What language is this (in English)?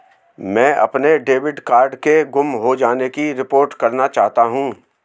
Hindi